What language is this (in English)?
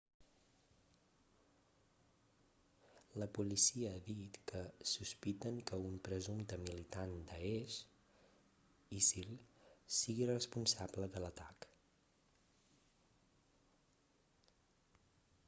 Catalan